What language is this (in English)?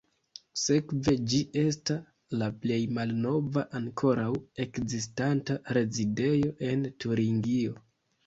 Esperanto